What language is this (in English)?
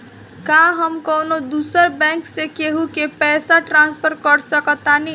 Bhojpuri